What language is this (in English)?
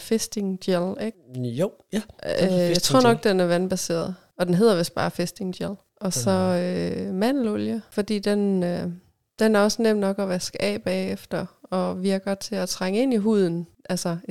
Danish